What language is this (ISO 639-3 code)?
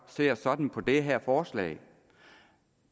dan